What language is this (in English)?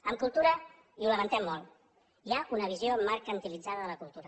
Catalan